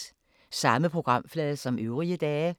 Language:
Danish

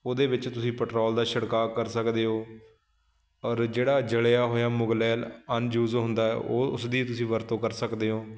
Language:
Punjabi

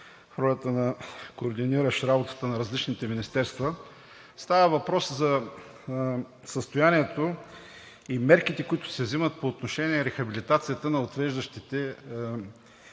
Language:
Bulgarian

